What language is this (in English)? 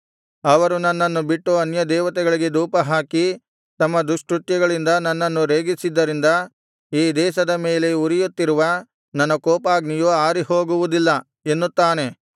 Kannada